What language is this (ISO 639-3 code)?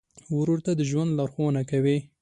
pus